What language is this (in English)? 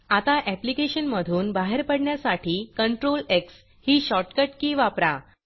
Marathi